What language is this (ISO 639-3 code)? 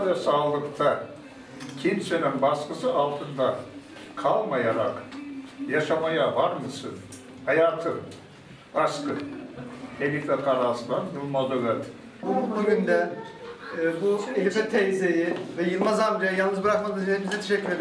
tur